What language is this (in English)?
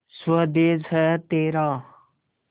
Hindi